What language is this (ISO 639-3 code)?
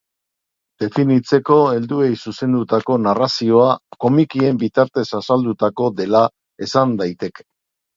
eus